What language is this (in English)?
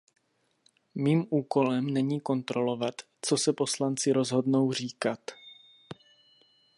Czech